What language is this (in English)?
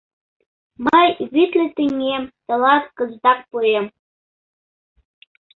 Mari